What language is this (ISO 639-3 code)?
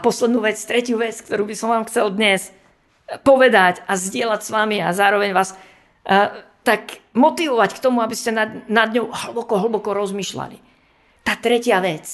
slk